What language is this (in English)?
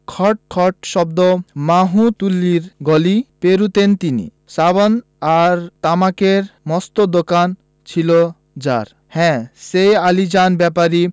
Bangla